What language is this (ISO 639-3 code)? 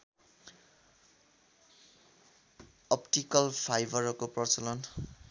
nep